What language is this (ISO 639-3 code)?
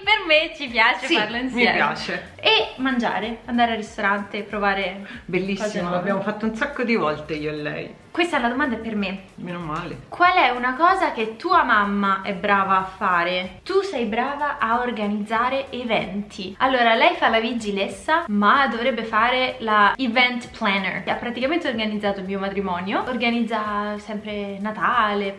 ita